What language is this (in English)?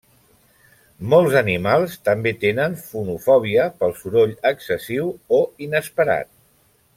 Catalan